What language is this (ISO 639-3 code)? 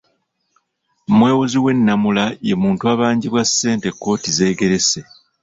lug